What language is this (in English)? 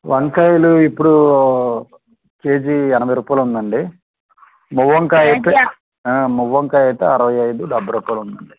Telugu